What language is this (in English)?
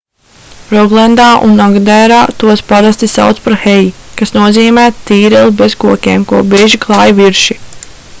Latvian